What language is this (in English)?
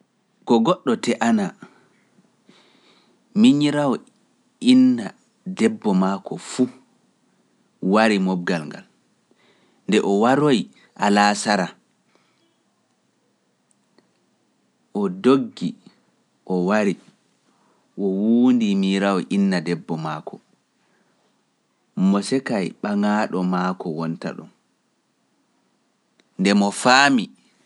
Pular